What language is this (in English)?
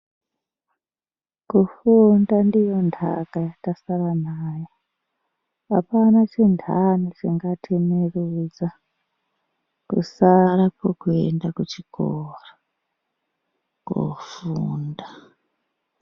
Ndau